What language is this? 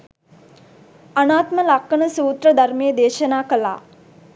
Sinhala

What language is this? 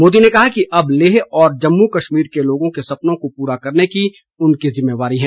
Hindi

